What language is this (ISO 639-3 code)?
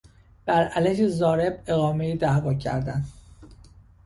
fas